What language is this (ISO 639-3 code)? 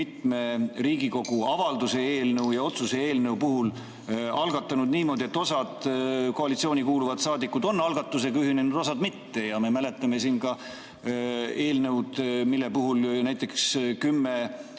est